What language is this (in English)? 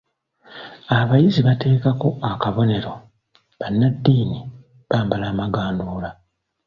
Ganda